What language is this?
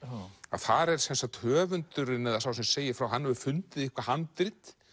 Icelandic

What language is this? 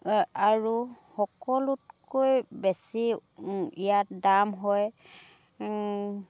Assamese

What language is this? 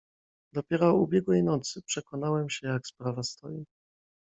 Polish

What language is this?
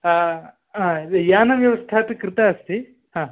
Sanskrit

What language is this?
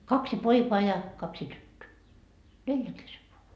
Finnish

